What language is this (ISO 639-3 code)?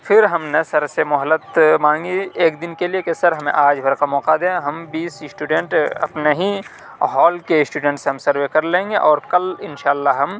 urd